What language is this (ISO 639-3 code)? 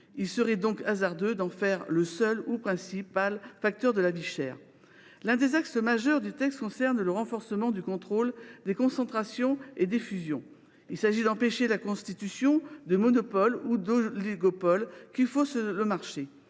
fra